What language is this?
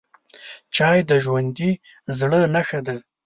Pashto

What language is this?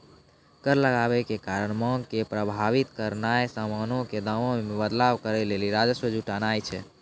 Maithili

